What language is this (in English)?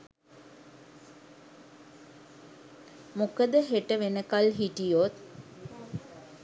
Sinhala